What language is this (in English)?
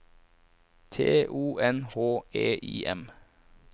Norwegian